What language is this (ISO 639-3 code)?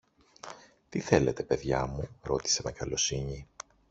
ell